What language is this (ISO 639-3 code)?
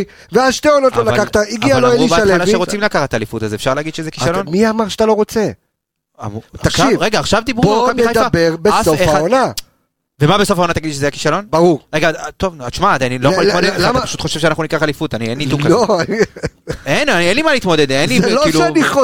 heb